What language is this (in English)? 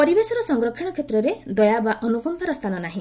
Odia